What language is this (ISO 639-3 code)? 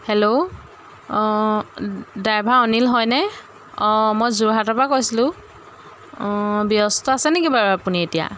asm